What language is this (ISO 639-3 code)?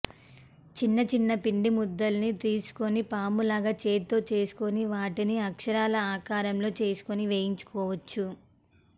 tel